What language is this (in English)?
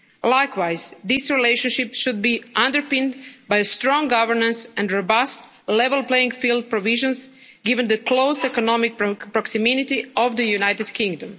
English